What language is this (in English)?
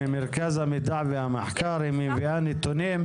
Hebrew